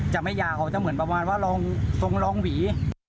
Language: Thai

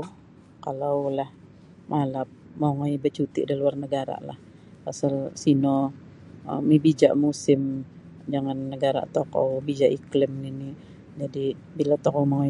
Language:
Sabah Bisaya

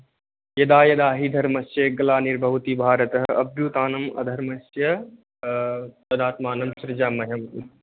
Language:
Sanskrit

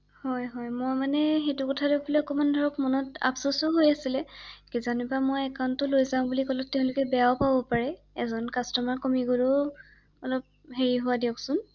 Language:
Assamese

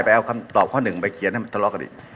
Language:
Thai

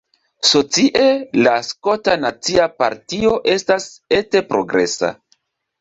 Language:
Esperanto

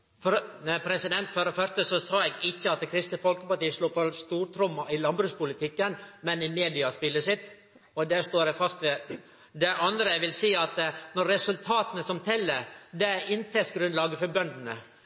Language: Norwegian Nynorsk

